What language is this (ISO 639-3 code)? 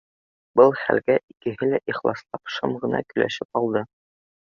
bak